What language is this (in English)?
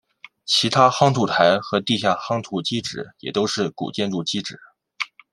Chinese